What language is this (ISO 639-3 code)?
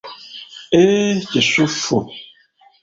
lug